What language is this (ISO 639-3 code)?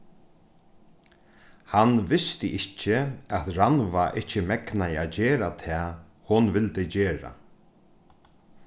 fao